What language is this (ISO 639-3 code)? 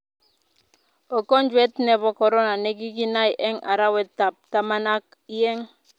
kln